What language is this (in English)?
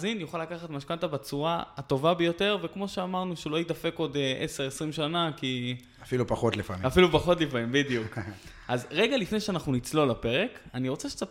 Hebrew